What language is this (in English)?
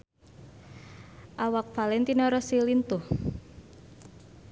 Sundanese